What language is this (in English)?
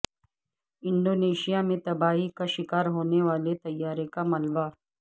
Urdu